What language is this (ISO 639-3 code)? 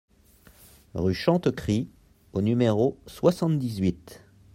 fra